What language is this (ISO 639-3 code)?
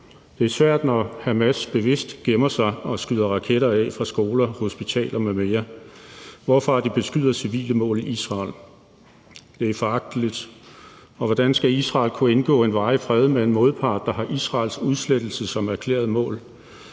dan